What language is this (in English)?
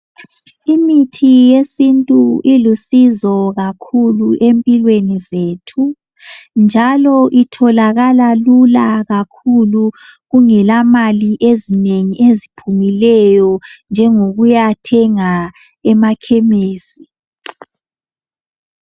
North Ndebele